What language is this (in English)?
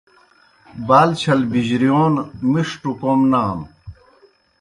Kohistani Shina